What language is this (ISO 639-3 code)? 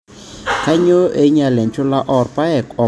mas